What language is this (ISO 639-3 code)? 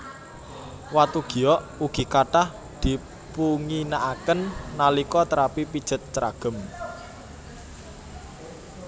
jav